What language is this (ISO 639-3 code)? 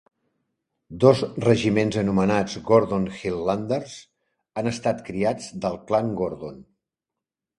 cat